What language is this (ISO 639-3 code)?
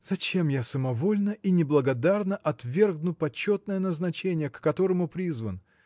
rus